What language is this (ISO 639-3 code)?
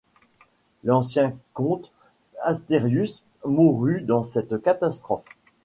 fra